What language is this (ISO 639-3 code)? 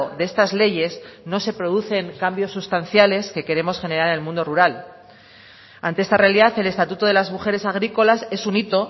spa